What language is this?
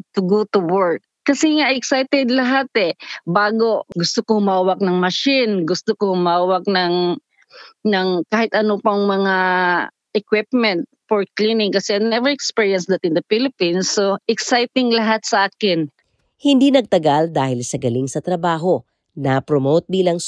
Filipino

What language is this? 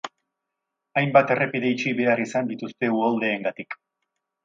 Basque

